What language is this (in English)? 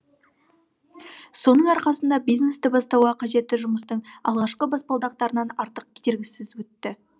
Kazakh